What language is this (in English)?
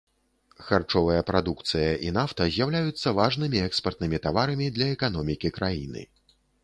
Belarusian